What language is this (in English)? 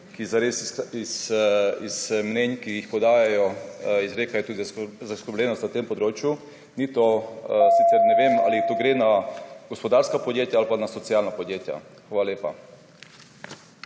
Slovenian